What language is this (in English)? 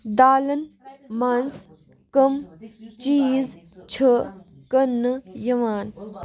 Kashmiri